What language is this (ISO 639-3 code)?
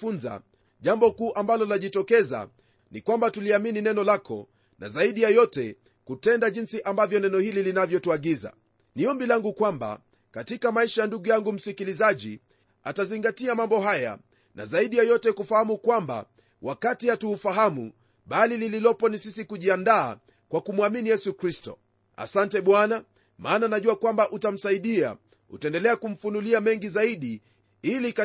swa